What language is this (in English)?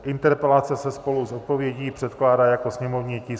Czech